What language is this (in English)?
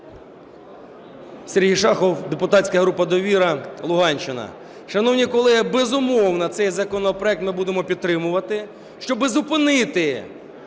Ukrainian